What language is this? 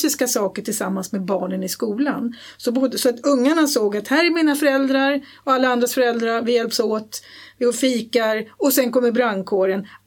Swedish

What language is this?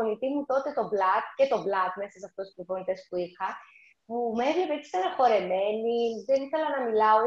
Greek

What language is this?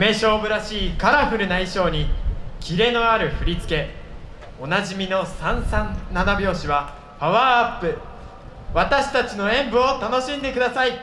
Japanese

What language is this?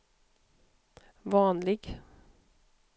Swedish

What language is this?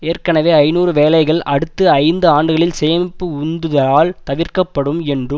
Tamil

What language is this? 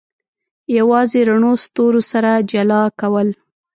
Pashto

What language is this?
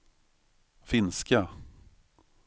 Swedish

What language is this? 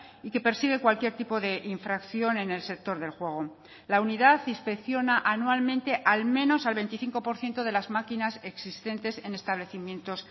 Spanish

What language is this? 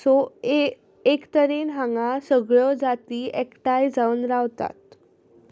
Konkani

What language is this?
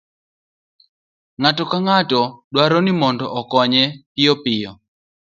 Luo (Kenya and Tanzania)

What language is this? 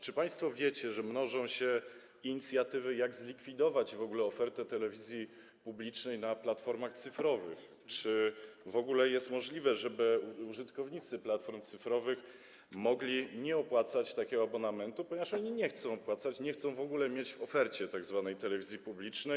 Polish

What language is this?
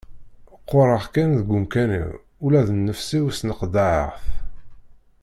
Kabyle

